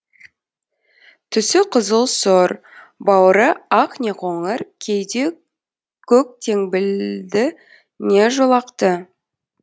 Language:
Kazakh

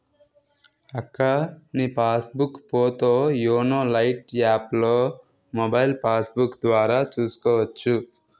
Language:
Telugu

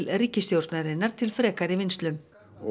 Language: Icelandic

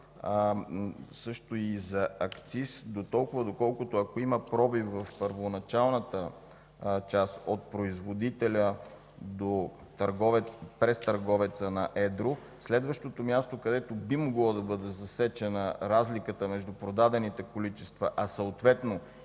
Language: Bulgarian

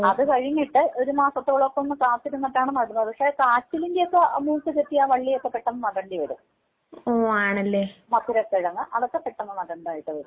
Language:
Malayalam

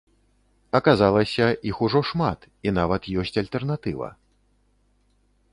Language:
Belarusian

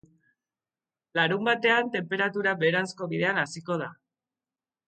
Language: Basque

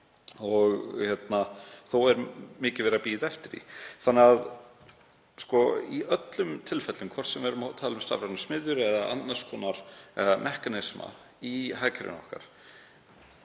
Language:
Icelandic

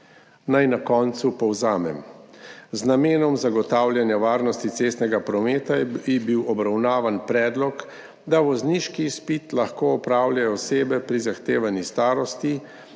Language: Slovenian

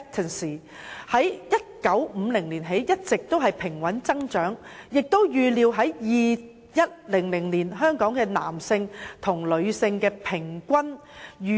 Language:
Cantonese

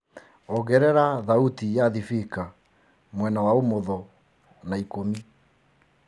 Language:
Kikuyu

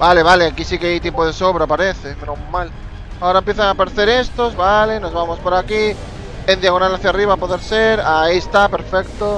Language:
Spanish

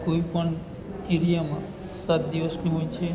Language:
Gujarati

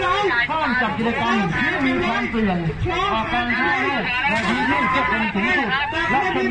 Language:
Thai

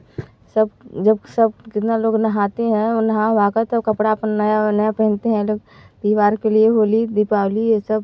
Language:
Hindi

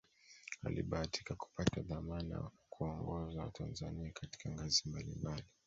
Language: Swahili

